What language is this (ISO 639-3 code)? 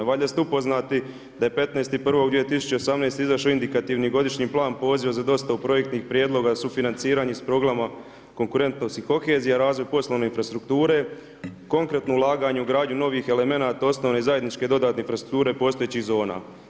hrv